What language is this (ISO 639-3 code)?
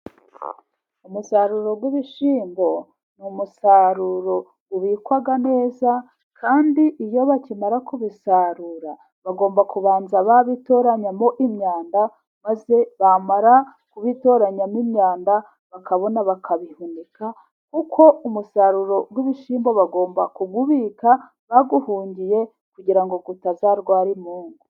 kin